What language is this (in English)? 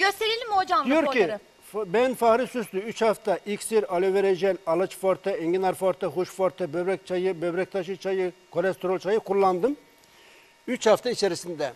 Turkish